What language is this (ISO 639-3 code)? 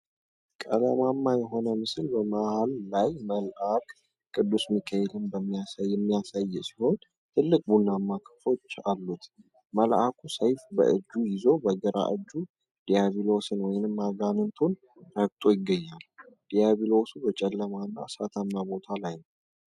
amh